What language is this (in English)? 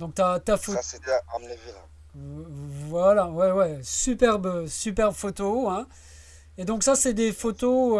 French